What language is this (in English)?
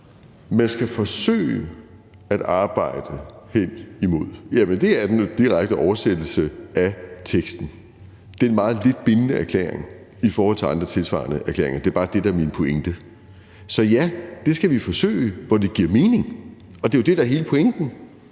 Danish